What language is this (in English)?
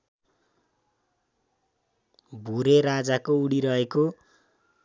Nepali